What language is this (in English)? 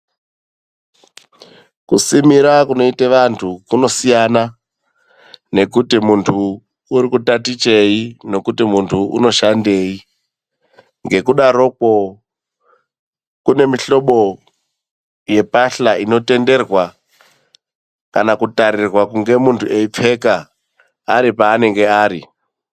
Ndau